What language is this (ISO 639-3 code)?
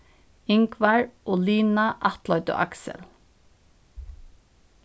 fao